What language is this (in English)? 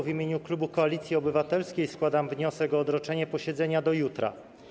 Polish